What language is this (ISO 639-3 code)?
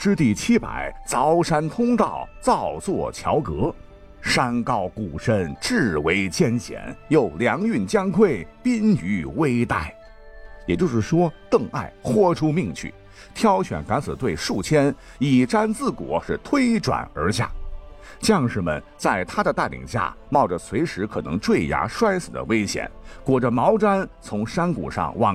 zho